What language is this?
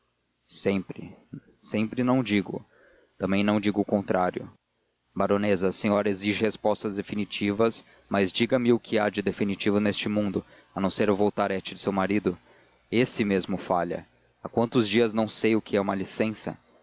Portuguese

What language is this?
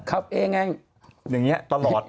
Thai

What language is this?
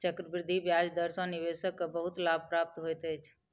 Maithili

